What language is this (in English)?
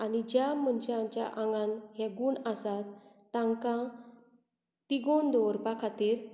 Konkani